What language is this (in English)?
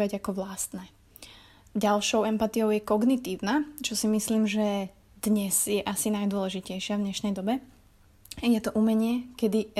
Slovak